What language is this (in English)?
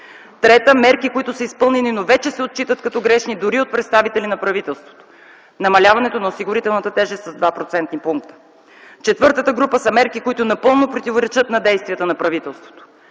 Bulgarian